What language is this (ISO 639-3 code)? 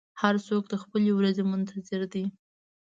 pus